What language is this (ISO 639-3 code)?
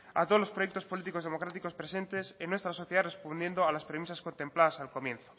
spa